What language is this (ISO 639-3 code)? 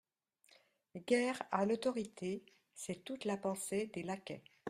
fra